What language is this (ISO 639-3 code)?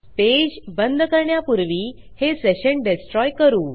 mar